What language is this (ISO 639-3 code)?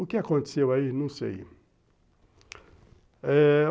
por